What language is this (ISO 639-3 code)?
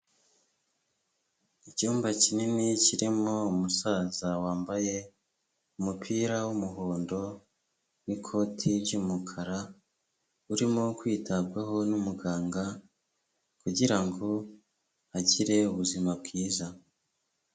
kin